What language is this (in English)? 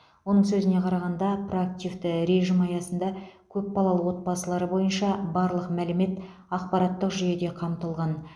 Kazakh